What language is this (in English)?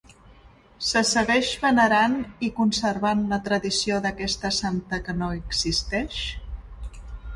Catalan